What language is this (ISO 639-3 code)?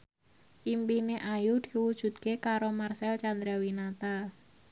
jav